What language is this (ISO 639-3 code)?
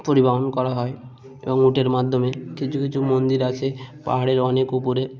ben